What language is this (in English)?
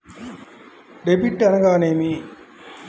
Telugu